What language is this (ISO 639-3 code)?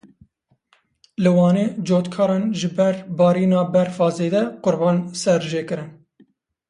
kur